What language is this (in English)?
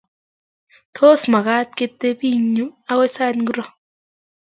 Kalenjin